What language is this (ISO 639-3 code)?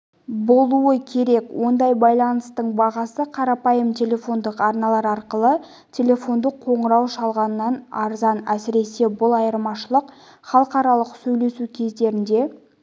kaz